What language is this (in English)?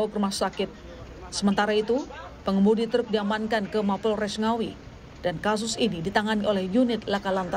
Indonesian